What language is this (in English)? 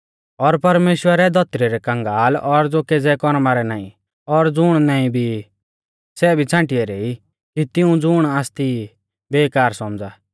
Mahasu Pahari